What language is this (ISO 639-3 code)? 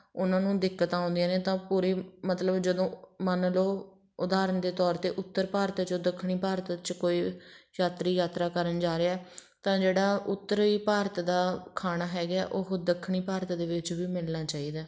pan